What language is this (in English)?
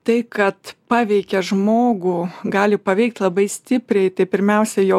Lithuanian